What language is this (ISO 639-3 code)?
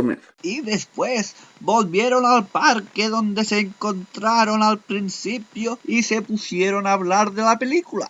spa